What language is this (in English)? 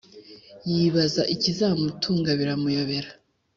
Kinyarwanda